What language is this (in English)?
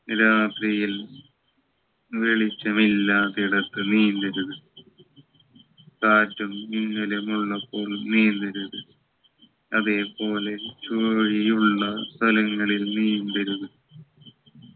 Malayalam